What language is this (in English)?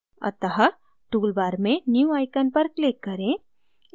Hindi